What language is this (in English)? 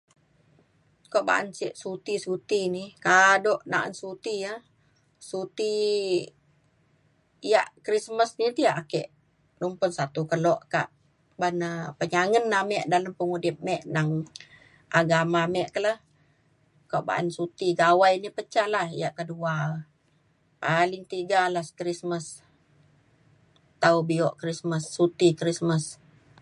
Mainstream Kenyah